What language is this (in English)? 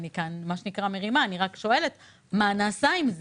Hebrew